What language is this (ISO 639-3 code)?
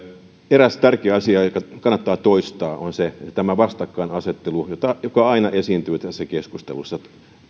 fin